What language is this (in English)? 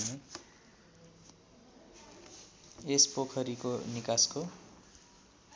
Nepali